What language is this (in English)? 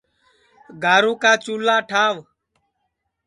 Sansi